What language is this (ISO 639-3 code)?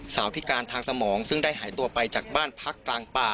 tha